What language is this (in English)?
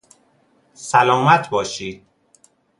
Persian